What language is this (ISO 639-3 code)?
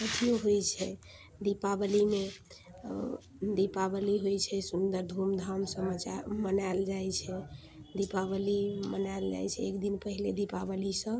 mai